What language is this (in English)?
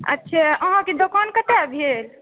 Maithili